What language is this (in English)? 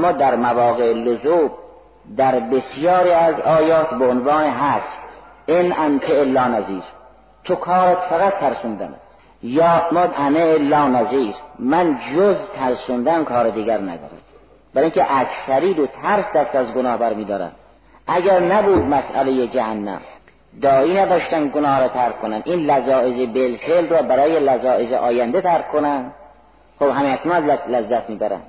Persian